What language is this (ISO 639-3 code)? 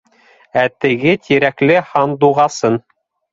bak